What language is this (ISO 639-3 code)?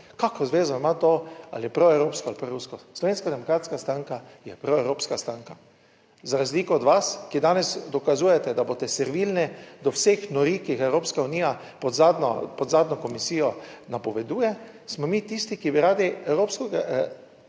slv